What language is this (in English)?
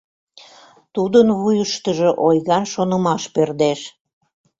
Mari